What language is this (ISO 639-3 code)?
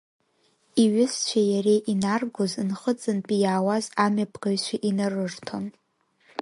abk